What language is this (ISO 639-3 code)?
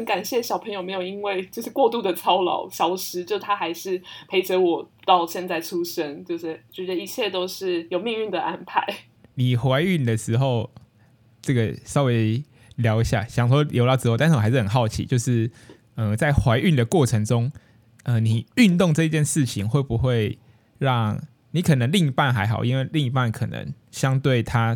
zho